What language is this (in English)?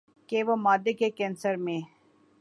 Urdu